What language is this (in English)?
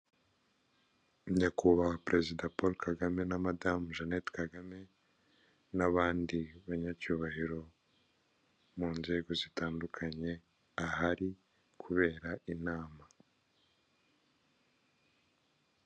Kinyarwanda